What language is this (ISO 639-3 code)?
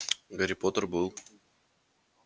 rus